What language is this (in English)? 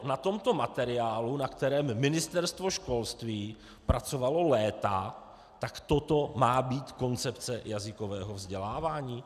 Czech